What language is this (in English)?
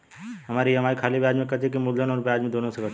Bhojpuri